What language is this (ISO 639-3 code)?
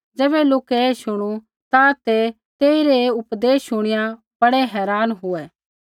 kfx